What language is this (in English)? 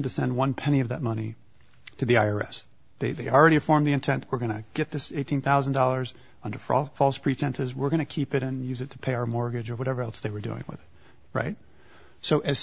English